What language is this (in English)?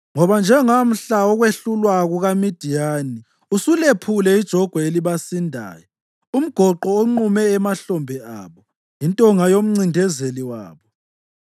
North Ndebele